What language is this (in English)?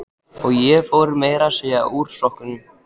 Icelandic